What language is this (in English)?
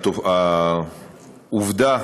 Hebrew